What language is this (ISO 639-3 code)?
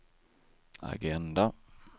swe